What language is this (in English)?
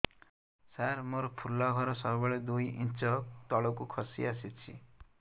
Odia